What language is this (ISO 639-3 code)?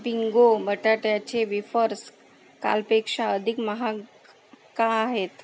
mar